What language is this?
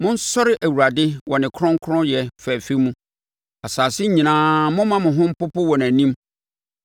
Akan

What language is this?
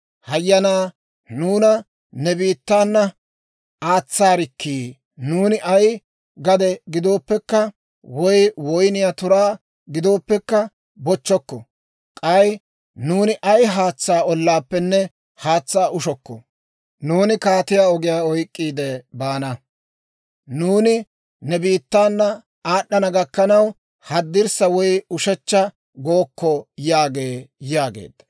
Dawro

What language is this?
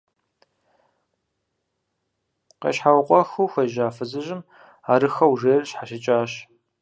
Kabardian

